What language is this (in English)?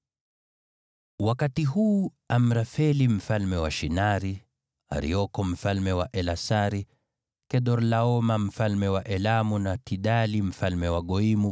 Swahili